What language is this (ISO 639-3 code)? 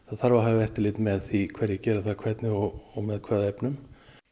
isl